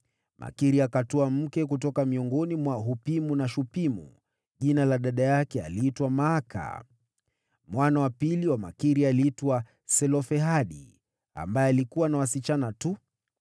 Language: Swahili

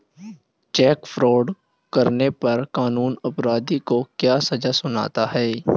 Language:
Hindi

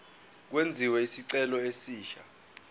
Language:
Zulu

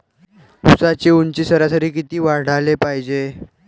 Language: Marathi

